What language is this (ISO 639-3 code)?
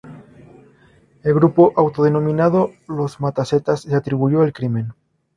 spa